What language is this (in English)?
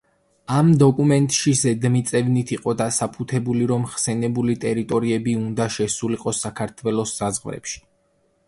Georgian